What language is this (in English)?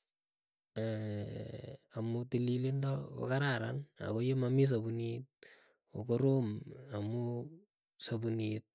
Keiyo